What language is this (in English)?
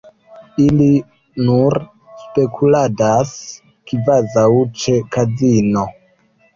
Esperanto